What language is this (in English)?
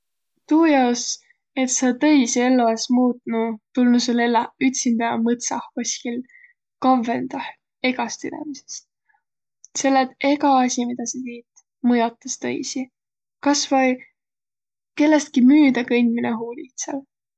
Võro